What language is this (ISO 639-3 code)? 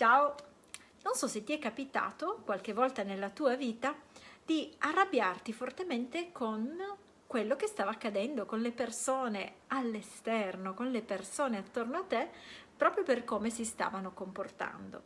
ita